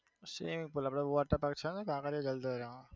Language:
Gujarati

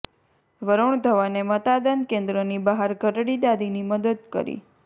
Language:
Gujarati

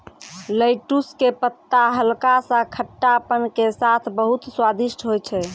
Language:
Maithili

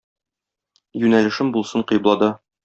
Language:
Tatar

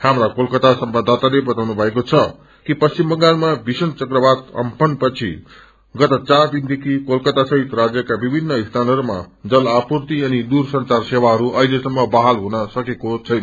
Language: Nepali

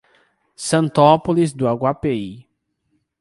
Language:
Portuguese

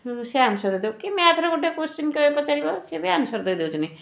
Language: Odia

